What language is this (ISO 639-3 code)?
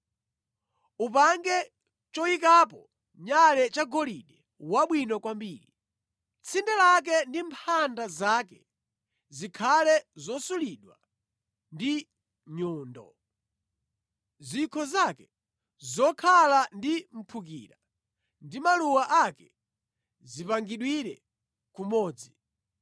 nya